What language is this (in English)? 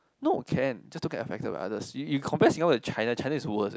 English